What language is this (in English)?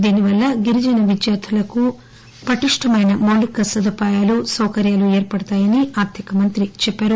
Telugu